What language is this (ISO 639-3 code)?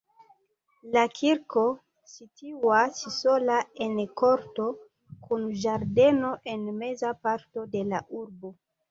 epo